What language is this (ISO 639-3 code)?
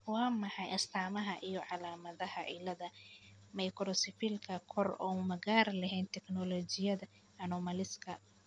som